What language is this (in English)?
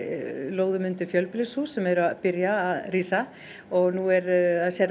Icelandic